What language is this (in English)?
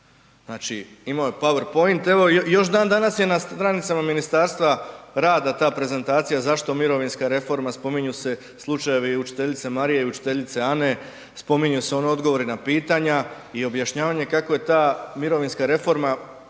Croatian